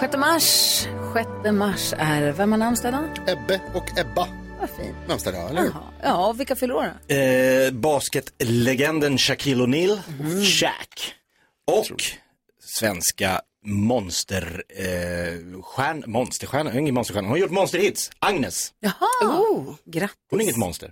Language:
Swedish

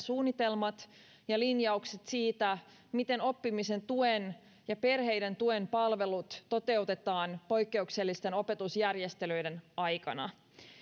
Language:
Finnish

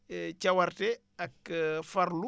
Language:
Wolof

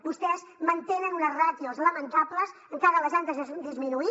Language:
Catalan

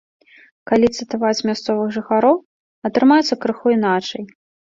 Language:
Belarusian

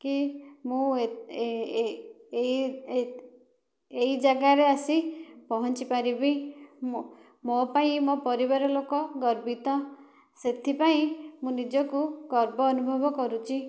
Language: Odia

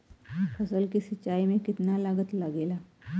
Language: Bhojpuri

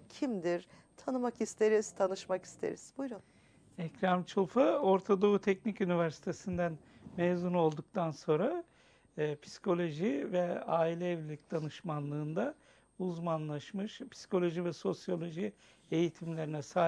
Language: Turkish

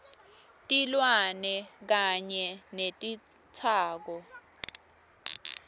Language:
Swati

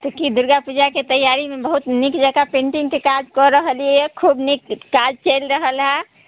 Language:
Maithili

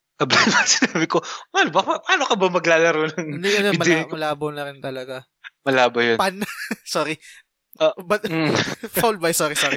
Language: Filipino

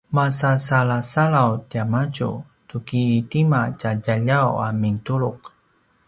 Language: Paiwan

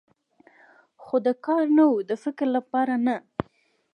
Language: Pashto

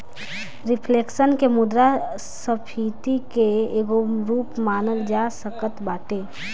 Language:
Bhojpuri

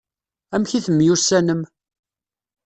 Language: Kabyle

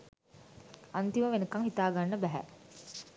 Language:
Sinhala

